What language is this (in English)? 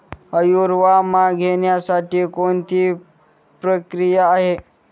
Marathi